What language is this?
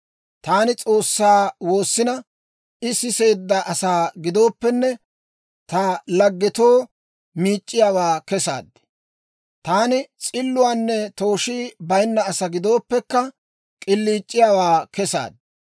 Dawro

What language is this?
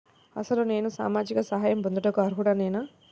Telugu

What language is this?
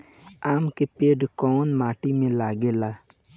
Bhojpuri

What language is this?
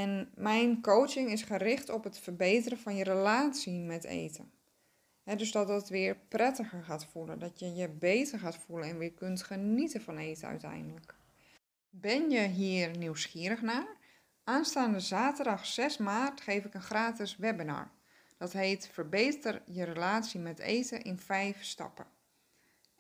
Dutch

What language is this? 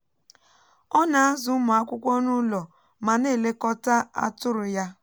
Igbo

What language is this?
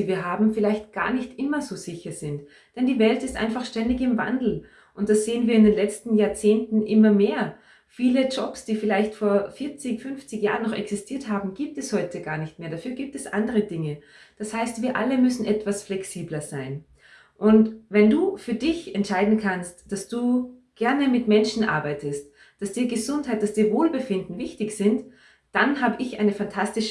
German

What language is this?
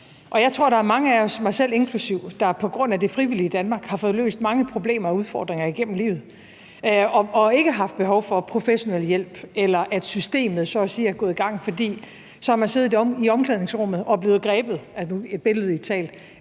Danish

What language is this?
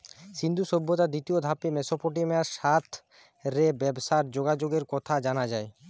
Bangla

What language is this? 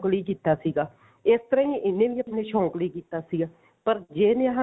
Punjabi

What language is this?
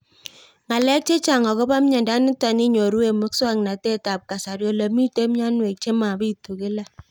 Kalenjin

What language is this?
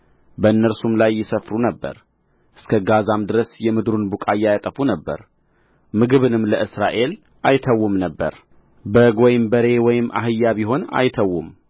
Amharic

